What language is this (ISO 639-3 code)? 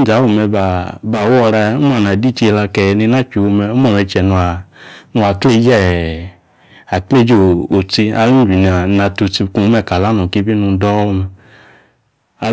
ekr